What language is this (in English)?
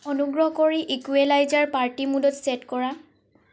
Assamese